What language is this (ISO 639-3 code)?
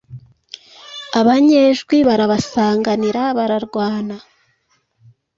kin